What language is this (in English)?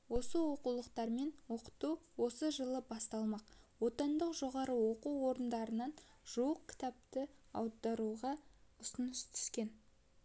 Kazakh